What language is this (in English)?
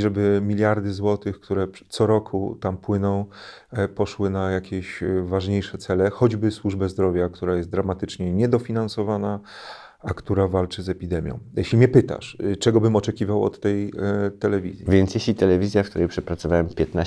Polish